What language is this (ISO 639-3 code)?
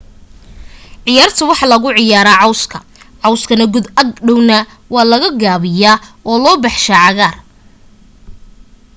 som